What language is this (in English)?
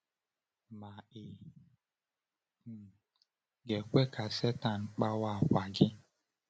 Igbo